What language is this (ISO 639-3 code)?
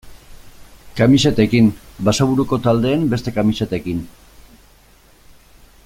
eus